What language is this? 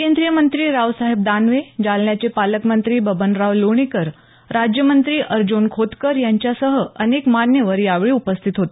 Marathi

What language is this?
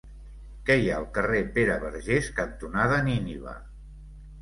Catalan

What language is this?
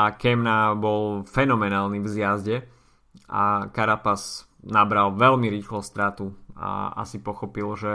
Slovak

